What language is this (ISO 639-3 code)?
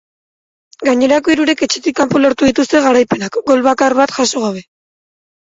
eus